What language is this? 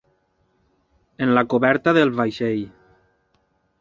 Catalan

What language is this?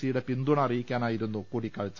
Malayalam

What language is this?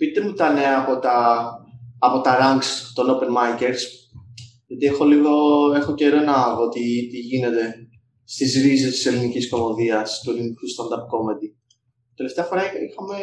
Greek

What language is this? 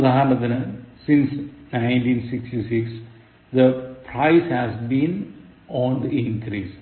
Malayalam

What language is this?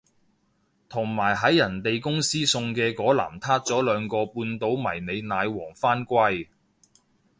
Cantonese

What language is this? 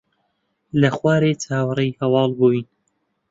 Central Kurdish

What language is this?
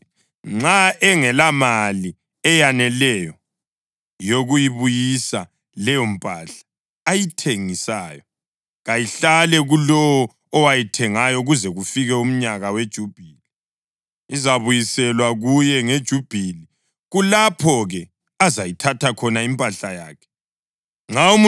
North Ndebele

